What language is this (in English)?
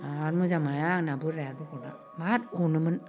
Bodo